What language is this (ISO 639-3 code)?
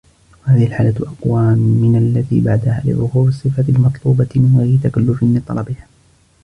ara